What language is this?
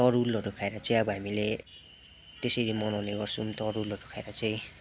Nepali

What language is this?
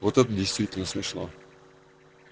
Russian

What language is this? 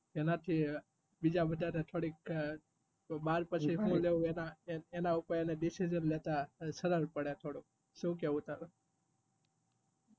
Gujarati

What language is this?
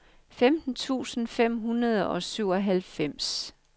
Danish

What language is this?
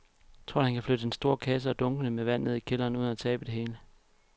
Danish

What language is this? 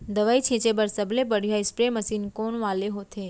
Chhattisgarhi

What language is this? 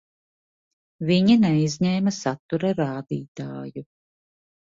Latvian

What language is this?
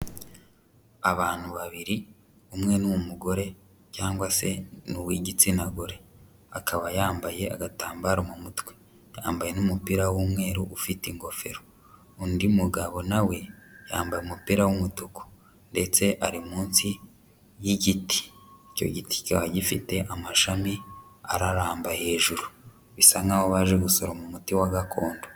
Kinyarwanda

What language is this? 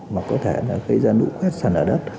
Vietnamese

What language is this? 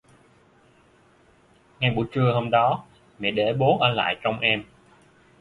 Vietnamese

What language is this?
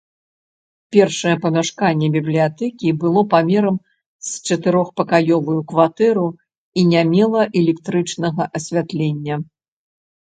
Belarusian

